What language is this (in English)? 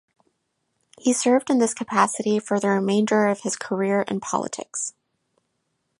English